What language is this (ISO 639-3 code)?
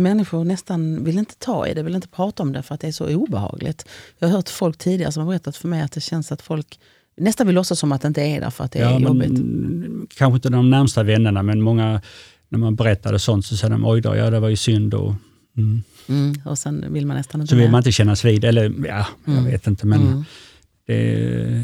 swe